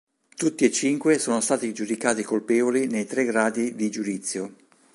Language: Italian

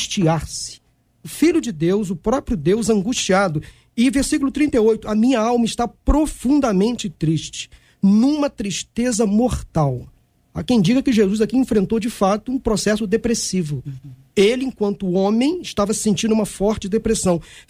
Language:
Portuguese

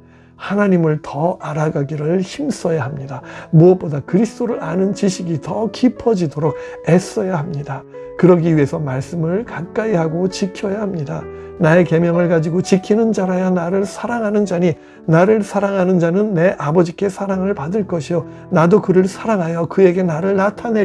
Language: Korean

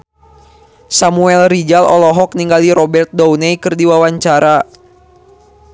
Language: Sundanese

